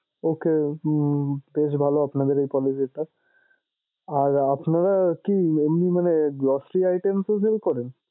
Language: Bangla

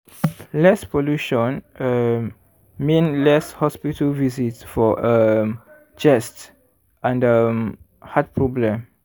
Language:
Nigerian Pidgin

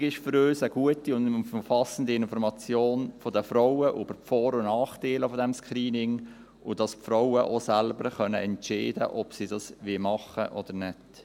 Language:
Swiss German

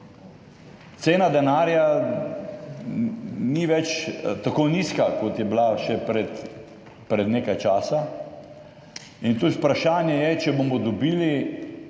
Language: Slovenian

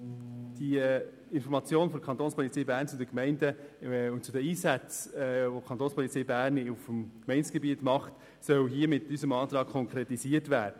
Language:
Swiss German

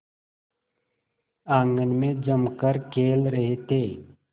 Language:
Hindi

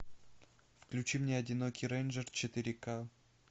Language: Russian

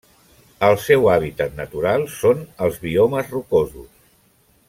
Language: Catalan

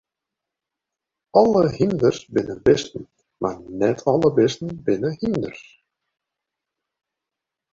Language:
Western Frisian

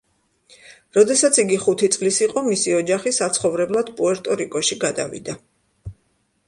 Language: Georgian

